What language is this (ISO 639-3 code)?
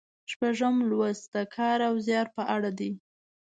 pus